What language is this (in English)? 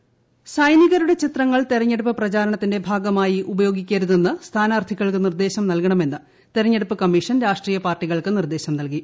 Malayalam